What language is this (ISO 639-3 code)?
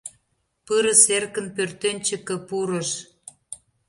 chm